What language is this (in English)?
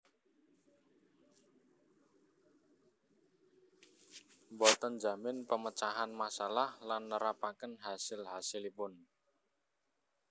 Javanese